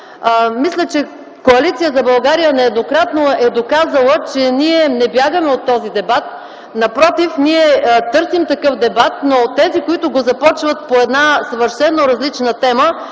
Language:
Bulgarian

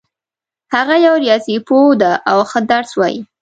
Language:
Pashto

